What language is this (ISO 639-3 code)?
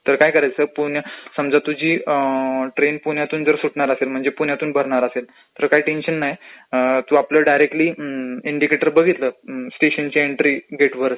mar